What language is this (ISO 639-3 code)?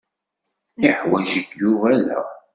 kab